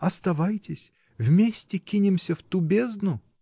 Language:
Russian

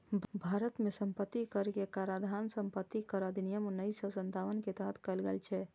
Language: Maithili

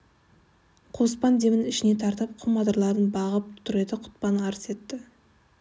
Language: Kazakh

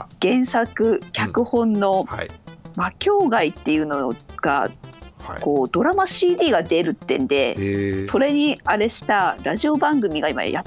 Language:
Japanese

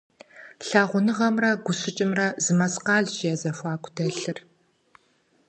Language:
Kabardian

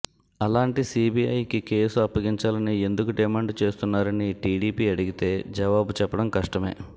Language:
Telugu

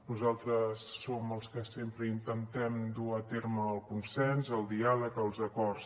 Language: Catalan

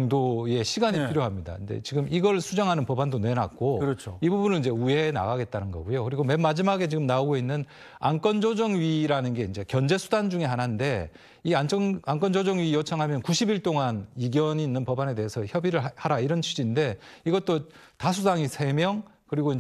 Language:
Korean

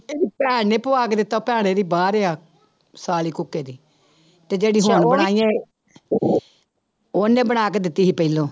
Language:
Punjabi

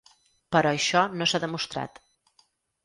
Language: Catalan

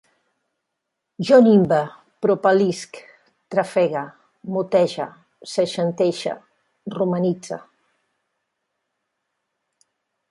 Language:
Catalan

